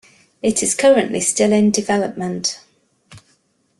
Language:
English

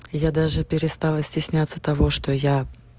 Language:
Russian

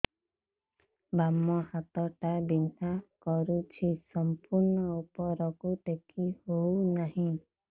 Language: Odia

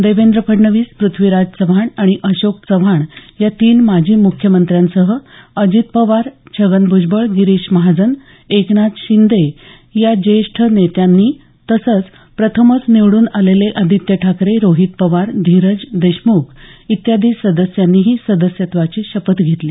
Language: Marathi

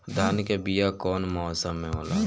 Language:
Bhojpuri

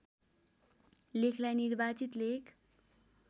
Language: Nepali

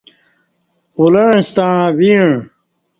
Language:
Kati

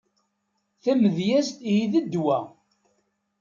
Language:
Kabyle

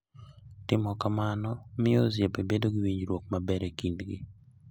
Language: Luo (Kenya and Tanzania)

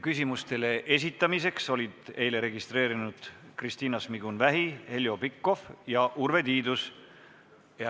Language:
Estonian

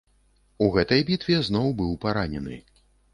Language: Belarusian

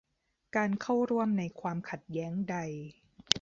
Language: Thai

